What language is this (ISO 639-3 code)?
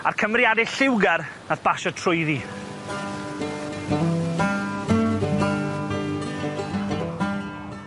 cym